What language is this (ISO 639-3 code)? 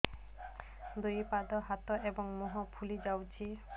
ori